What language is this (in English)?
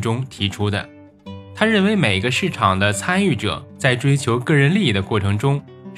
Chinese